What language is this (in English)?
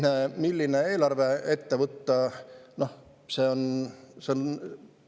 Estonian